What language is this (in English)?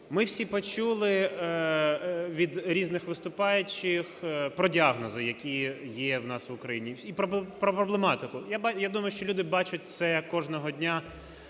Ukrainian